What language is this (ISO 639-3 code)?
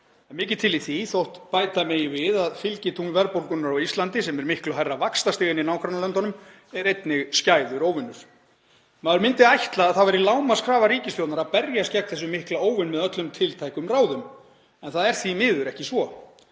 isl